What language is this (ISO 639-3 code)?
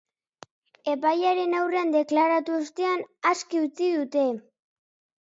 eus